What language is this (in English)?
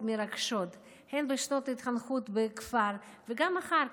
Hebrew